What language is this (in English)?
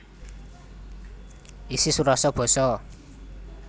Javanese